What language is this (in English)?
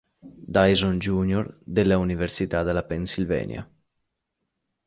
Italian